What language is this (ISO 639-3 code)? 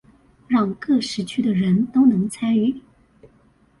zho